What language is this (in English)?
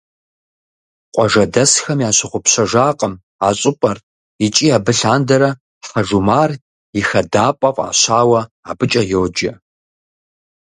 Kabardian